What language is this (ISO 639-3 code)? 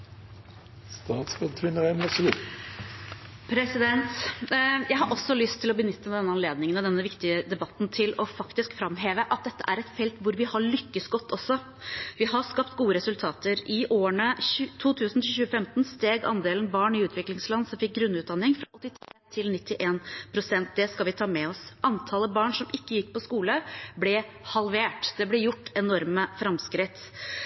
nob